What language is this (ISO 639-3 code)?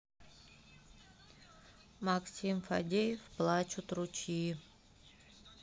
rus